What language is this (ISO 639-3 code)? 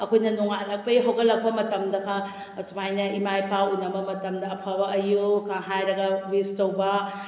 mni